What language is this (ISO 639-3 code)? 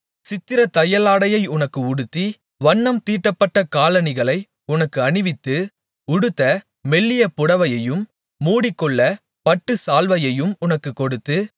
tam